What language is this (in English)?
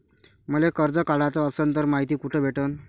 Marathi